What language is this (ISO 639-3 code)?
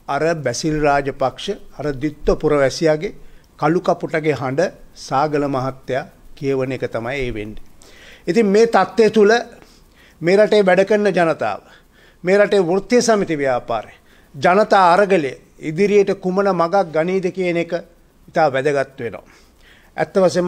ind